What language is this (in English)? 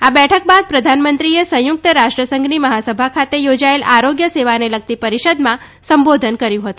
Gujarati